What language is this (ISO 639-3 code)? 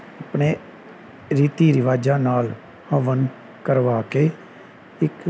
pan